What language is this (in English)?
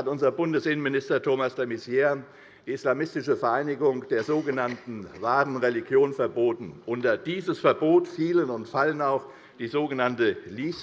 German